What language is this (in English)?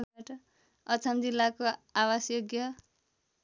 Nepali